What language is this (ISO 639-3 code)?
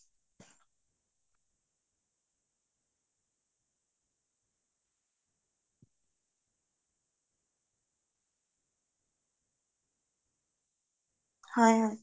asm